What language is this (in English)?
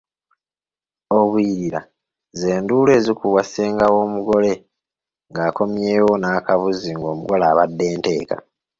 Ganda